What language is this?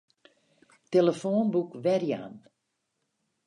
Western Frisian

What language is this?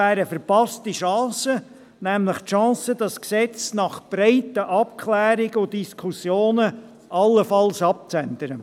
Swiss German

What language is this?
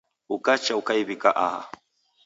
Taita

